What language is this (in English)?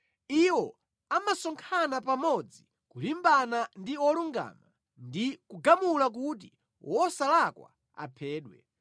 Nyanja